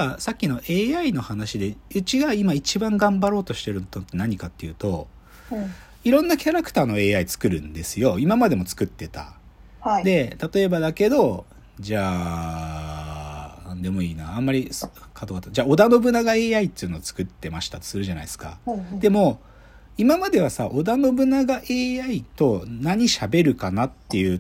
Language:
Japanese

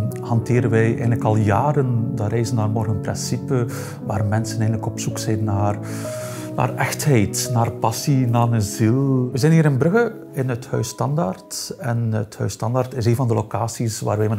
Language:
Dutch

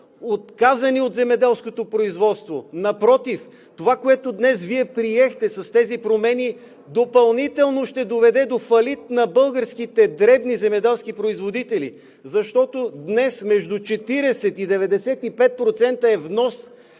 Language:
Bulgarian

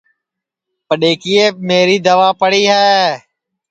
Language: Sansi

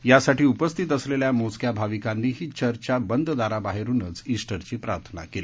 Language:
Marathi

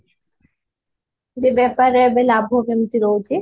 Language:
Odia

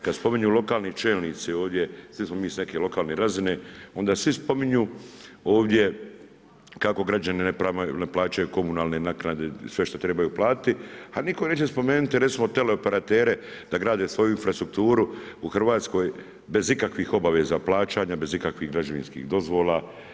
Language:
Croatian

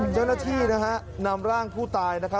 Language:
Thai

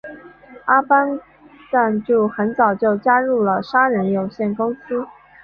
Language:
Chinese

